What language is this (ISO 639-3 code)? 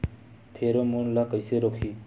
hne